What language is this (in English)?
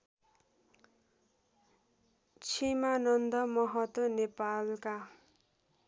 Nepali